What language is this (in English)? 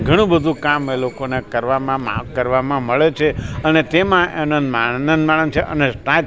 Gujarati